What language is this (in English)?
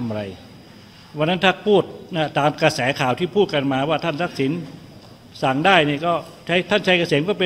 Thai